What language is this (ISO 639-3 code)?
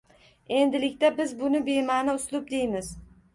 uzb